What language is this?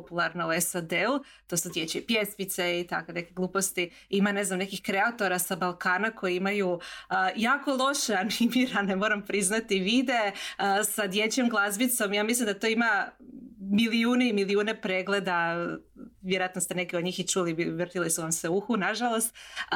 Croatian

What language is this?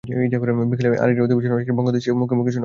Bangla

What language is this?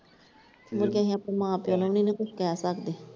Punjabi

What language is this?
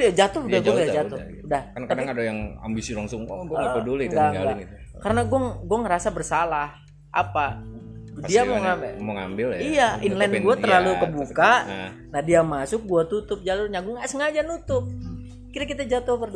Indonesian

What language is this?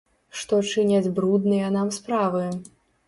Belarusian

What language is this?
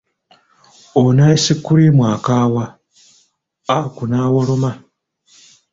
Ganda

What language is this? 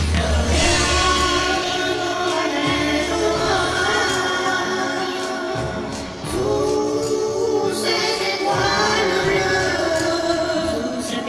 French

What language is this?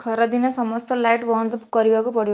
Odia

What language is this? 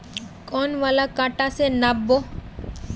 Magahi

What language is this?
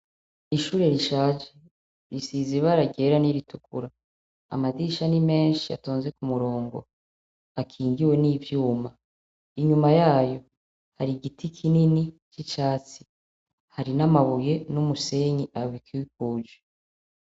Rundi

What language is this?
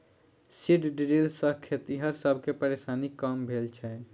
Maithili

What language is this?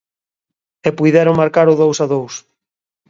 Galician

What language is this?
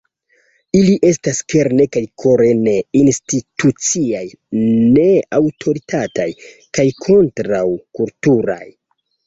Esperanto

